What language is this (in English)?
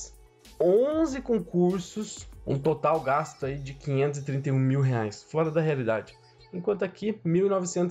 Portuguese